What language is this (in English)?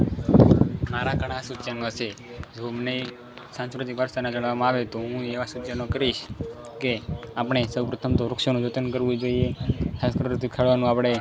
Gujarati